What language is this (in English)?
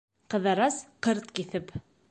Bashkir